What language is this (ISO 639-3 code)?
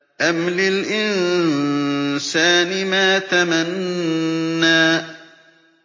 ara